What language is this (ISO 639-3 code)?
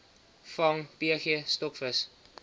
afr